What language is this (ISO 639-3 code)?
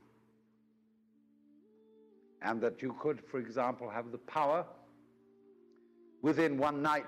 fas